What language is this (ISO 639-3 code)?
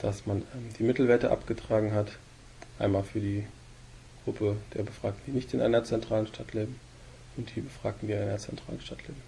deu